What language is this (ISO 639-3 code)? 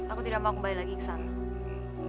ind